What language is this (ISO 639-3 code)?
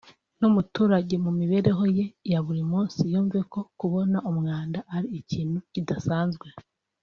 kin